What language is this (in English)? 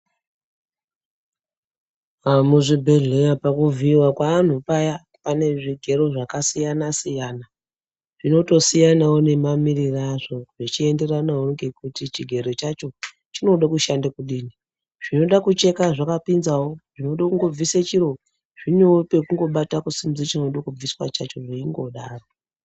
Ndau